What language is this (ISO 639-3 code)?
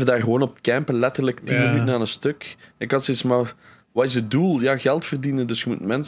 nld